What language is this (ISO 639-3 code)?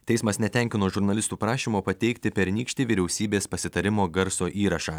lit